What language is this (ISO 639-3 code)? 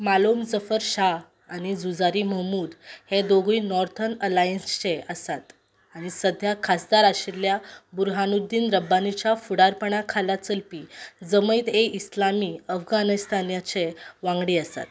kok